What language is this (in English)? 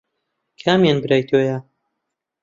Central Kurdish